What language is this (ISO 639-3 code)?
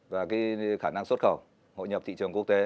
vie